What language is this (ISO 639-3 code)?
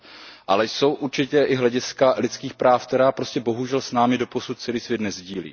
ces